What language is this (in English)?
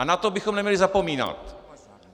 Czech